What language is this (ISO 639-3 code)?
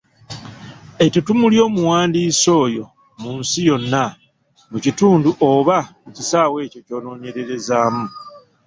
lug